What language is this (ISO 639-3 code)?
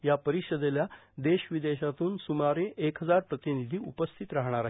mar